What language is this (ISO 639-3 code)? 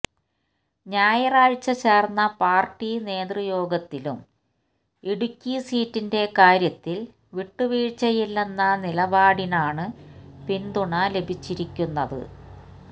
mal